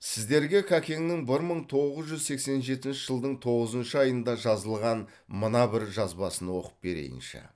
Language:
Kazakh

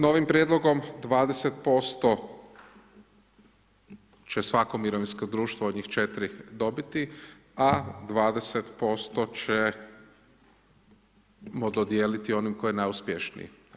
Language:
Croatian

